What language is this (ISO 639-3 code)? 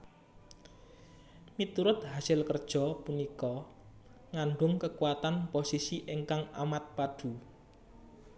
jav